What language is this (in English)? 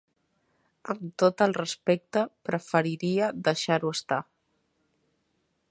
Catalan